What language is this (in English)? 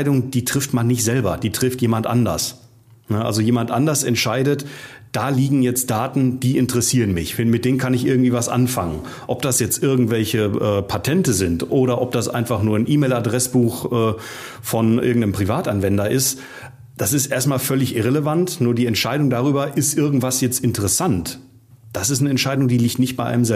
German